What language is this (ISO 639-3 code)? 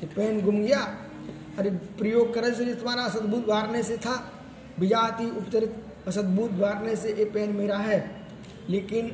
hin